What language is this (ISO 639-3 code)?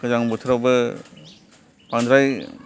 brx